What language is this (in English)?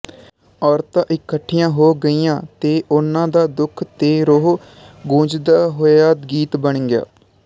Punjabi